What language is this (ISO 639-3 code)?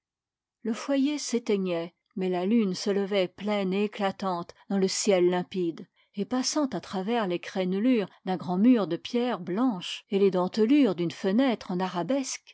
fra